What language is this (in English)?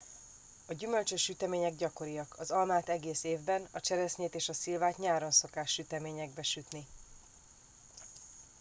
Hungarian